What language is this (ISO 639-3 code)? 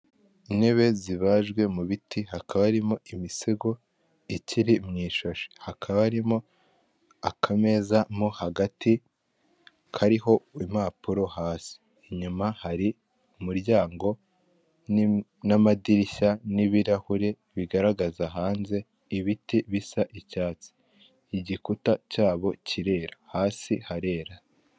kin